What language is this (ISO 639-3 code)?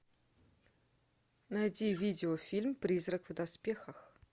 rus